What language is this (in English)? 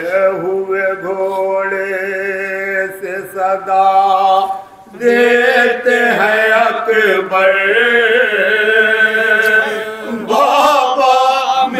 Arabic